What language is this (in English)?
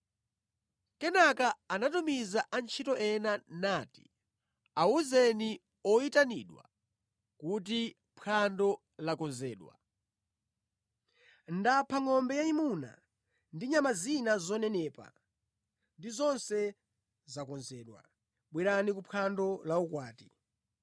Nyanja